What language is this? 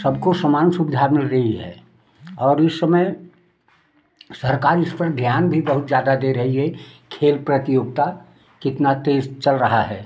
Hindi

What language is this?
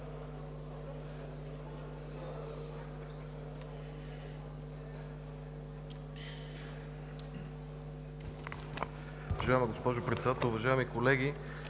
Bulgarian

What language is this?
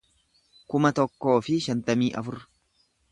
Oromo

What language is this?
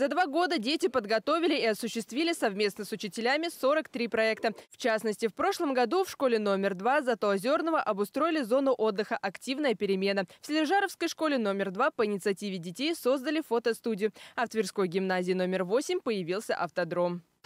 Russian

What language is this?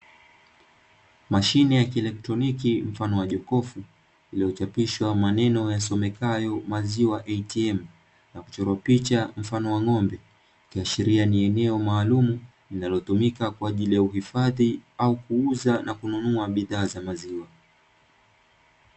Swahili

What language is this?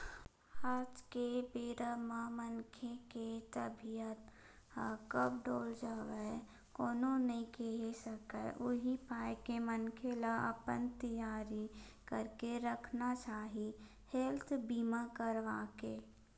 Chhattisgarhi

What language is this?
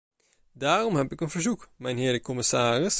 Dutch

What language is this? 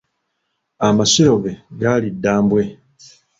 Ganda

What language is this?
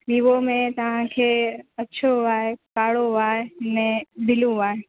Sindhi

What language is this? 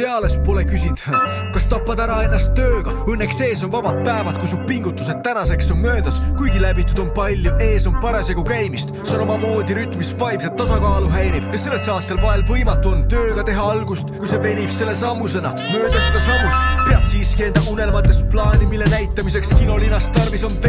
Dutch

